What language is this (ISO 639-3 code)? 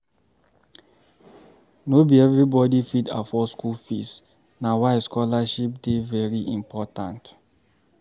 pcm